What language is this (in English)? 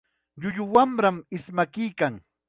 Chiquián Ancash Quechua